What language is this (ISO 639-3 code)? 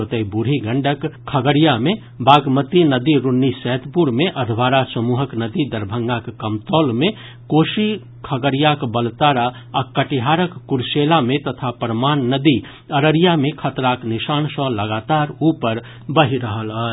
mai